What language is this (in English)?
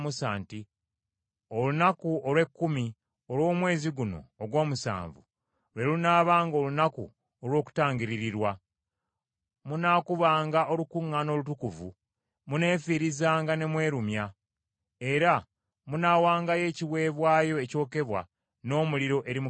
Ganda